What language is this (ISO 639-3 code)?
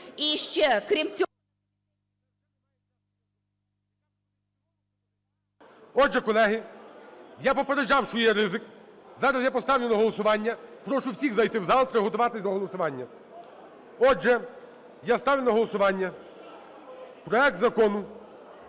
ukr